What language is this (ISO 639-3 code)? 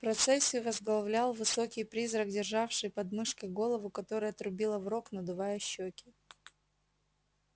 rus